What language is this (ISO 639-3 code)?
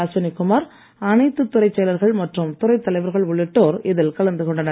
tam